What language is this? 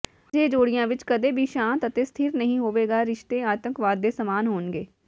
Punjabi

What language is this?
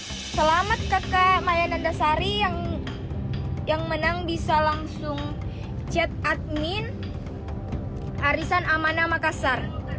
Indonesian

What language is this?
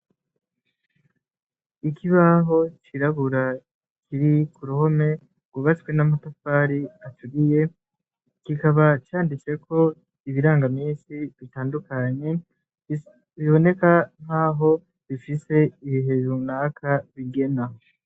Rundi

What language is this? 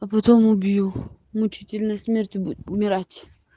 Russian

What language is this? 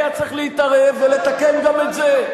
Hebrew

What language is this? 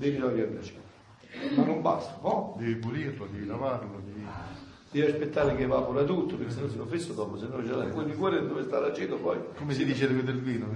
Italian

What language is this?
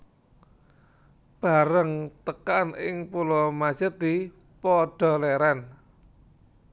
Javanese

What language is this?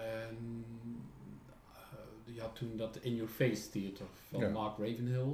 Dutch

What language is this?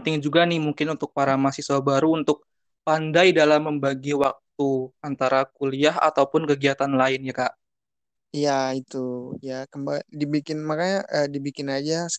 Indonesian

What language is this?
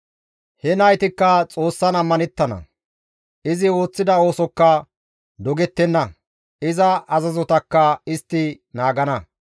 Gamo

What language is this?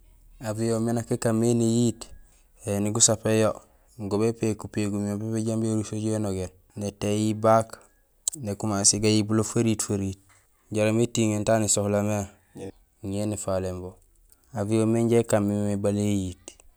Gusilay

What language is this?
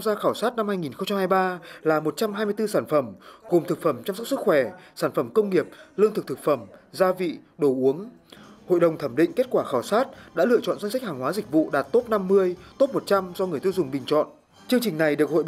Vietnamese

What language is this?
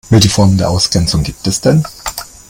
German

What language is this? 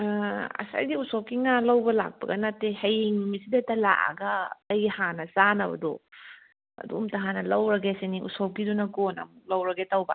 Manipuri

